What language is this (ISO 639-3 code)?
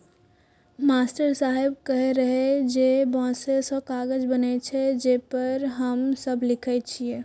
mai